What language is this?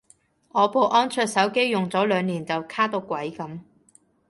Cantonese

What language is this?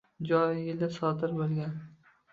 Uzbek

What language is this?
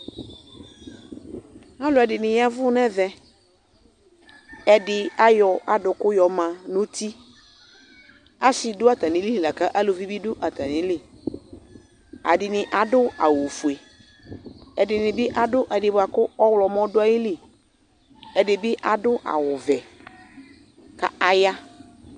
Ikposo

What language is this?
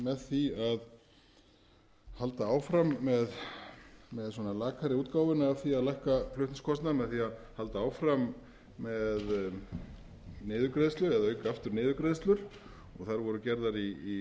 Icelandic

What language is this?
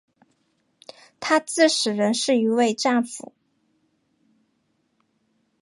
Chinese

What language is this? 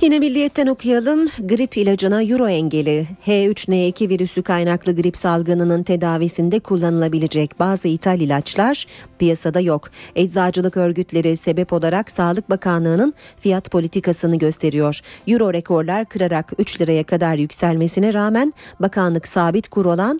Turkish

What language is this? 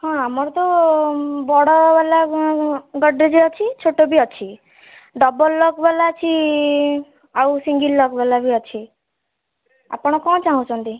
Odia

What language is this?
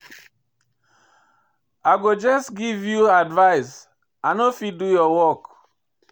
Nigerian Pidgin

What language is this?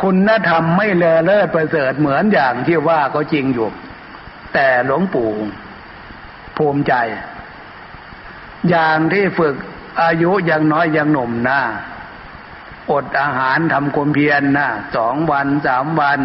Thai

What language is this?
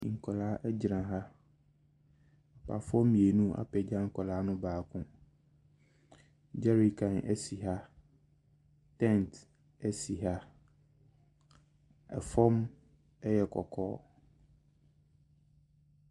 Akan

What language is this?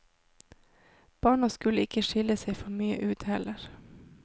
Norwegian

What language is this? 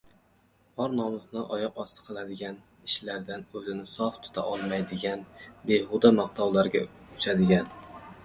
Uzbek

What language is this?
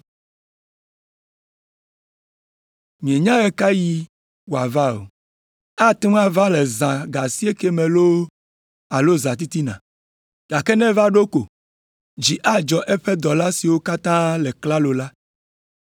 Ewe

